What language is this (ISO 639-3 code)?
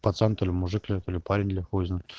rus